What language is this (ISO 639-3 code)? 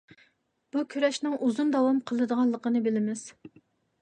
uig